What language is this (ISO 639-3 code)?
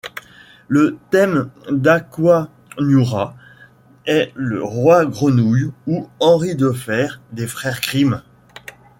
fra